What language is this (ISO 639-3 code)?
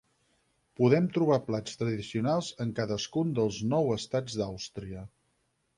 cat